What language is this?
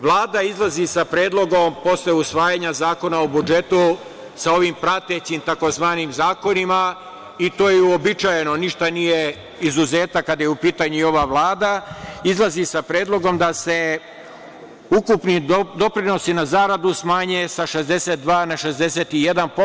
Serbian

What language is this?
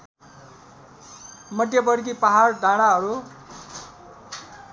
Nepali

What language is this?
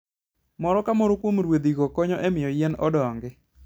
Luo (Kenya and Tanzania)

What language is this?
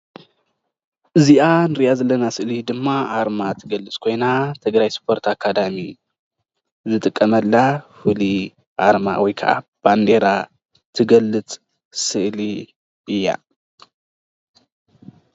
Tigrinya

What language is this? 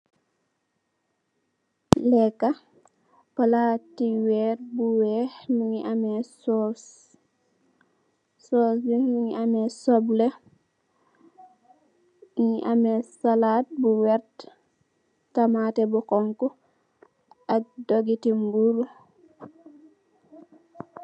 Wolof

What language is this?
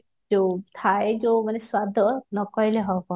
Odia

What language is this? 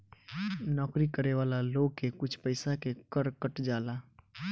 Bhojpuri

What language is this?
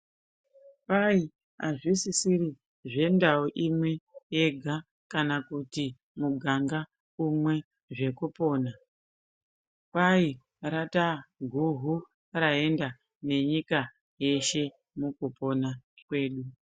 Ndau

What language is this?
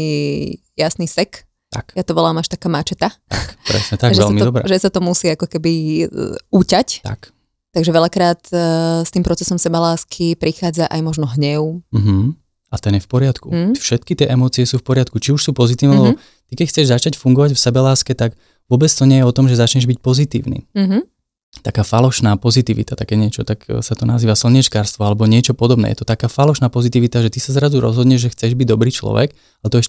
Slovak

